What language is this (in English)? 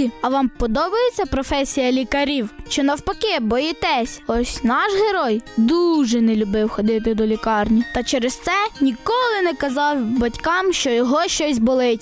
Ukrainian